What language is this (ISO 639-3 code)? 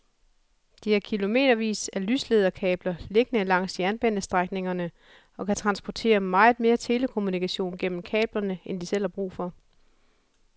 dan